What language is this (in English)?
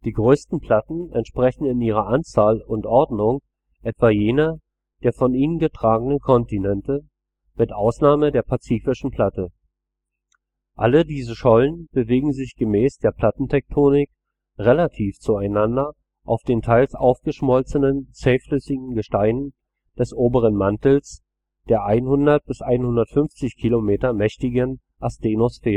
German